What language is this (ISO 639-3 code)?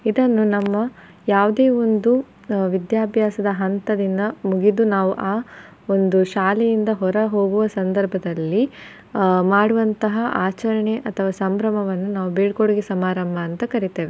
kan